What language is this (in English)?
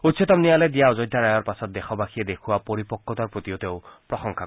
Assamese